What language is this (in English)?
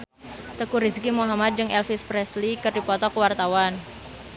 Sundanese